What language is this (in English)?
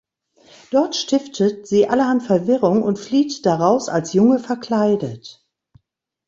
German